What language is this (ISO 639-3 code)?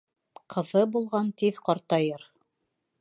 bak